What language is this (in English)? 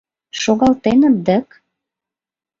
Mari